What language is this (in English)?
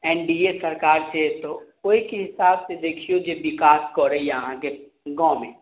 Maithili